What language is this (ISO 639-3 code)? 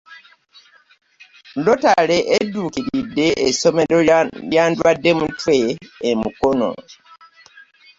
lug